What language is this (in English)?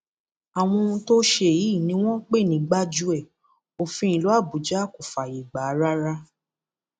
Yoruba